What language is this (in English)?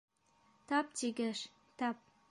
Bashkir